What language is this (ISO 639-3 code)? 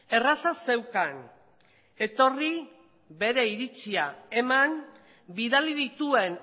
eus